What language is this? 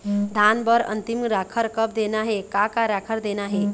Chhattisgarhi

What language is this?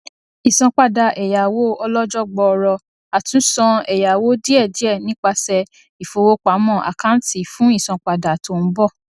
Yoruba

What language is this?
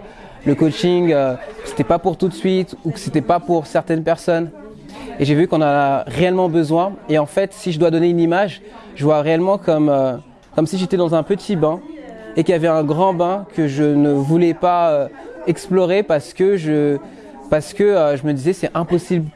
French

